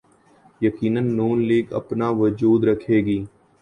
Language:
Urdu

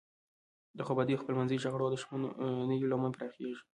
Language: Pashto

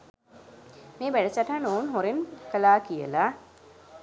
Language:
Sinhala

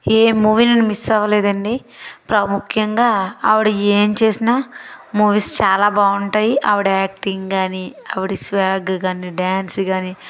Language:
Telugu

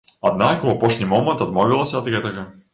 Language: Belarusian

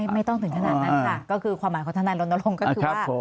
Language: Thai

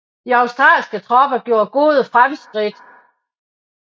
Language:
Danish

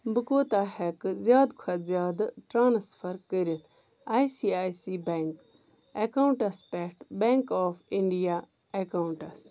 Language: Kashmiri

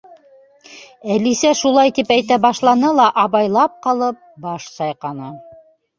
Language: Bashkir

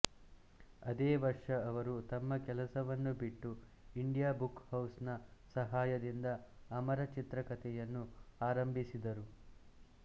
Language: Kannada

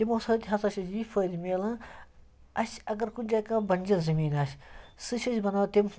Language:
Kashmiri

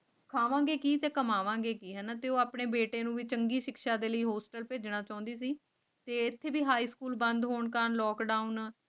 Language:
Punjabi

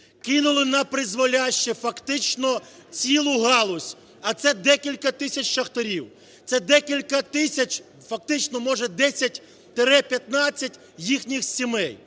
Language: Ukrainian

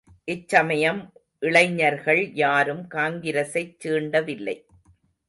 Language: Tamil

